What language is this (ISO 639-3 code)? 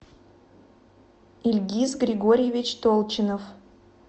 rus